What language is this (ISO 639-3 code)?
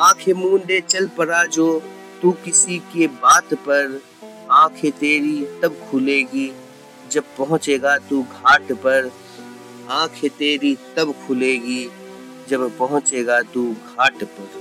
hin